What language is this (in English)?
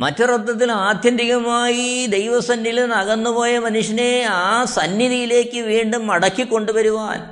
Malayalam